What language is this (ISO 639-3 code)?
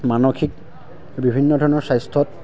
asm